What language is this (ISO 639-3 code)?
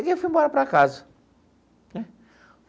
por